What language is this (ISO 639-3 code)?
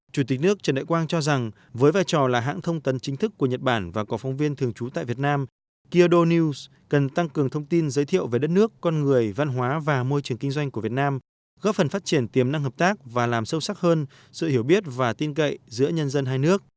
vie